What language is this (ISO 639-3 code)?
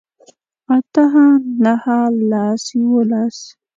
pus